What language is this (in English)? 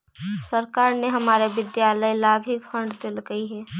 Magahi